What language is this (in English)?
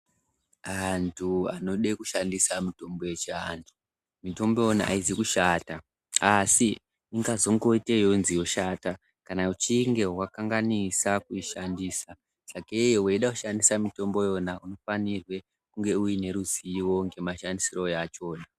Ndau